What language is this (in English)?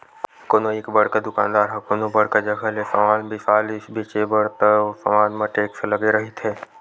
Chhattisgarhi